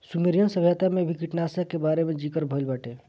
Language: Bhojpuri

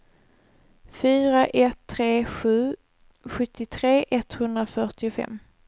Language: Swedish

